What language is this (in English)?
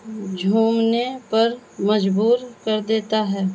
Urdu